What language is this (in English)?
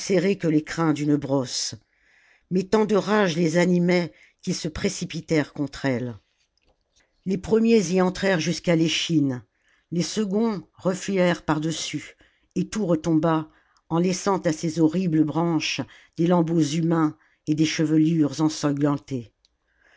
French